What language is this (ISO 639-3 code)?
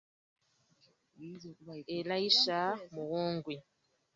lug